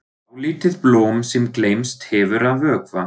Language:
Icelandic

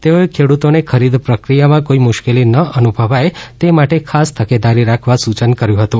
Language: Gujarati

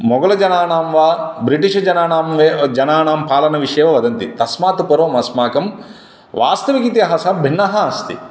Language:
Sanskrit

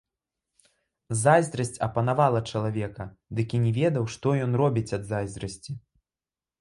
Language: Belarusian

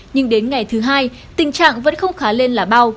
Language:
Vietnamese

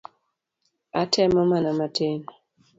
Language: Luo (Kenya and Tanzania)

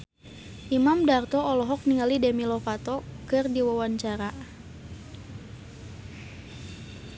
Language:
Sundanese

